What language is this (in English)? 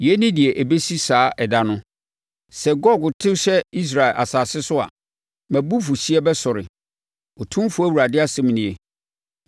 Akan